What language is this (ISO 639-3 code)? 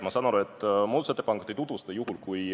est